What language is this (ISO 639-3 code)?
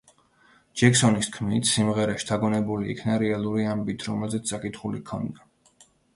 kat